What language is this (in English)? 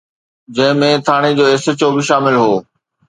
Sindhi